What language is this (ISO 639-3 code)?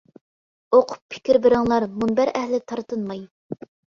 uig